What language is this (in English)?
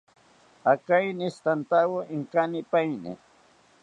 South Ucayali Ashéninka